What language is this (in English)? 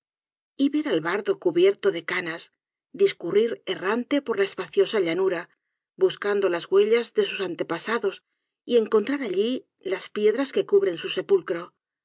Spanish